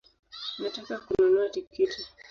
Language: Swahili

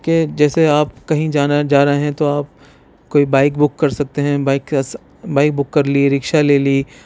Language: Urdu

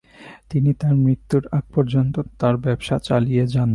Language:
Bangla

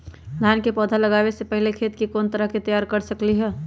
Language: Magahi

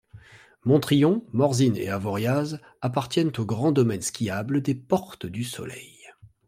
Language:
French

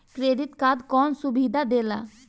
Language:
Bhojpuri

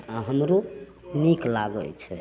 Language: Maithili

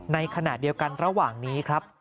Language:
Thai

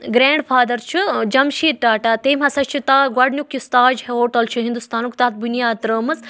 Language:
Kashmiri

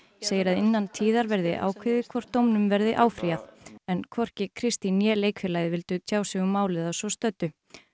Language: Icelandic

